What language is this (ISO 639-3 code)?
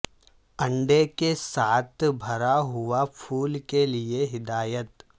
urd